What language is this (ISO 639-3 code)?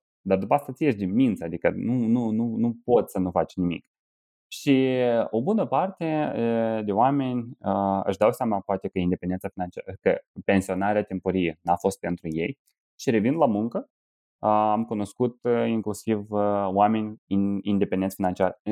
ron